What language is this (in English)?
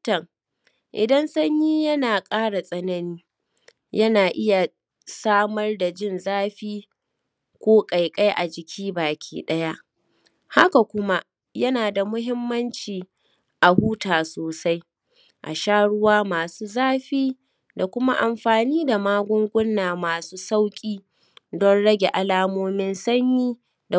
Hausa